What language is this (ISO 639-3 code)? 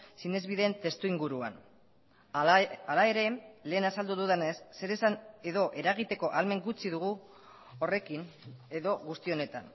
eus